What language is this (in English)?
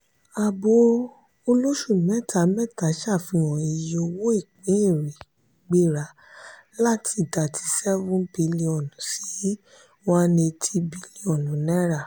Yoruba